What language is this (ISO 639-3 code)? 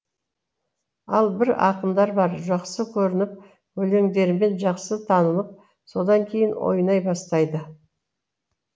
kaz